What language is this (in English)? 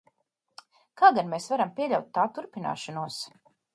Latvian